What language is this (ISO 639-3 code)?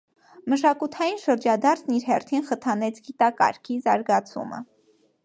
hye